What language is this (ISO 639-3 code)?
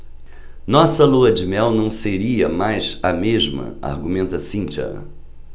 por